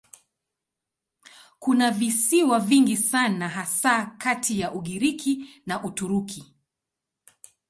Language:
Swahili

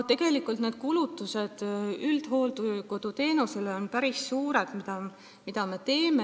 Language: Estonian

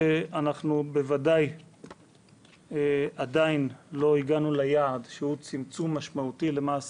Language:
Hebrew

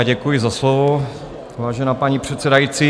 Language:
Czech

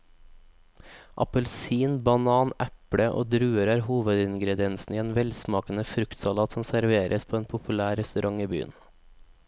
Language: Norwegian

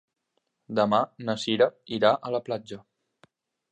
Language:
Catalan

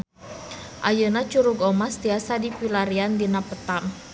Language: Sundanese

